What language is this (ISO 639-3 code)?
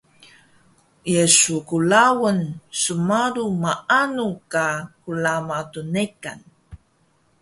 trv